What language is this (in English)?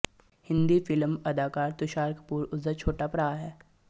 Punjabi